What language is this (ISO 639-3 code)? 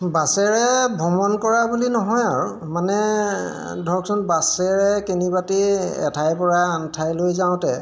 asm